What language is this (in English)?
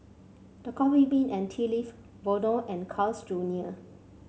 English